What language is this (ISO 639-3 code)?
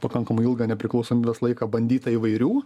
lit